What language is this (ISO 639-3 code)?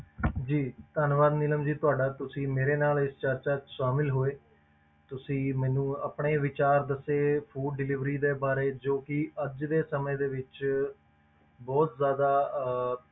pan